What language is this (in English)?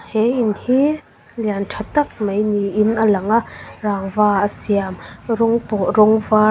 Mizo